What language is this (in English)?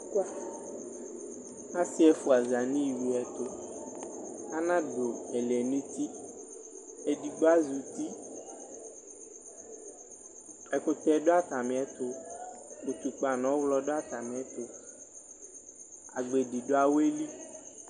Ikposo